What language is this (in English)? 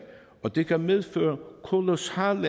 Danish